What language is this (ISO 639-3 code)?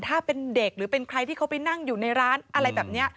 tha